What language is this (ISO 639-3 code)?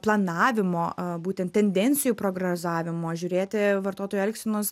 lit